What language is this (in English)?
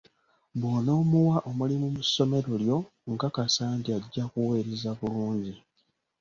Ganda